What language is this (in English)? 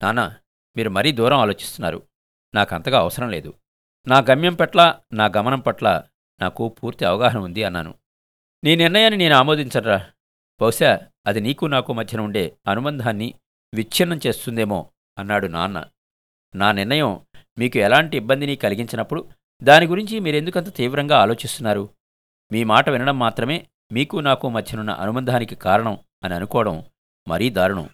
Telugu